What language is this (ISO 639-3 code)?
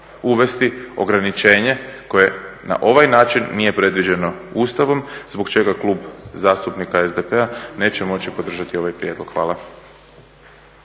hrv